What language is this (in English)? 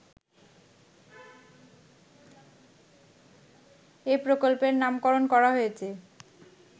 Bangla